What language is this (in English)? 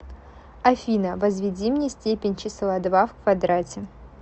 Russian